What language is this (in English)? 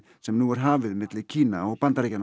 Icelandic